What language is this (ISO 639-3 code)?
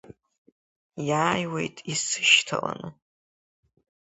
abk